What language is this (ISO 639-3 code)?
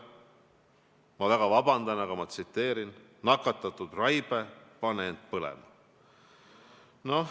est